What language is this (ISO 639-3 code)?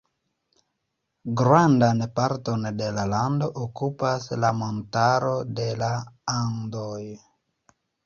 epo